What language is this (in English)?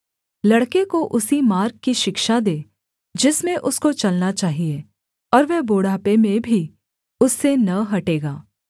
Hindi